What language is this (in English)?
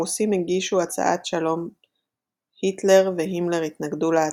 Hebrew